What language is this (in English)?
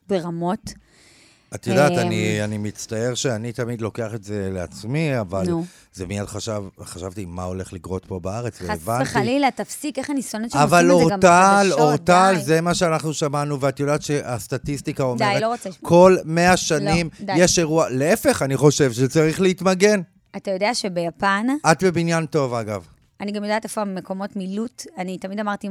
Hebrew